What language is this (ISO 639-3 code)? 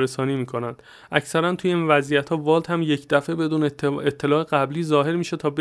fas